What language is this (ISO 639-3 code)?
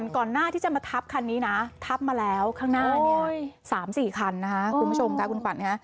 tha